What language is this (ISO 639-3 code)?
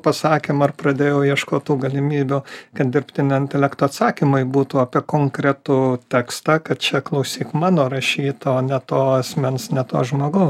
lit